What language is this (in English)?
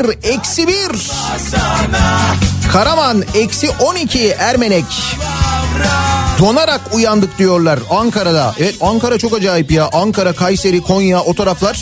Turkish